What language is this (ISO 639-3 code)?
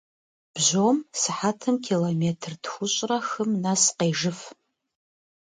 kbd